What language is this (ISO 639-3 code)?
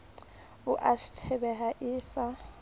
sot